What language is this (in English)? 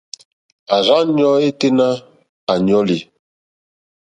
Mokpwe